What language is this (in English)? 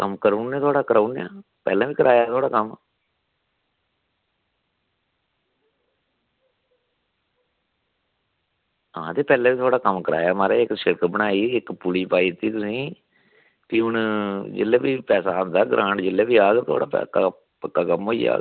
Dogri